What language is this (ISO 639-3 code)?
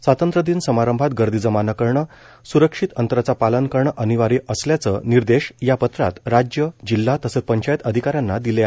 mar